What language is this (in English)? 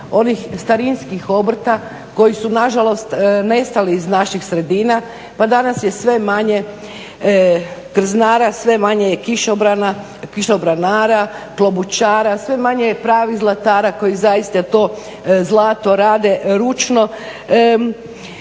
Croatian